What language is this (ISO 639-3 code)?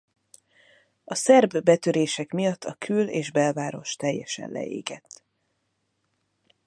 hun